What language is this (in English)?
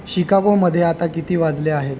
Marathi